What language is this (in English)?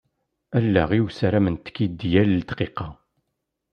Kabyle